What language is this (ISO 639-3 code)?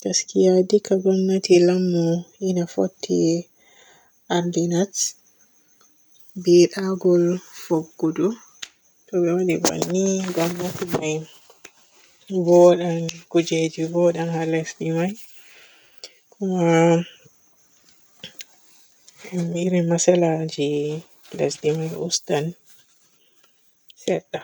fue